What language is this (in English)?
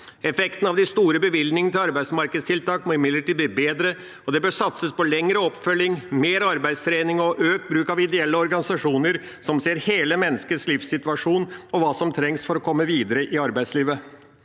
Norwegian